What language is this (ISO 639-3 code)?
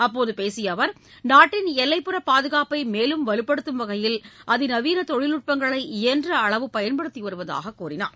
tam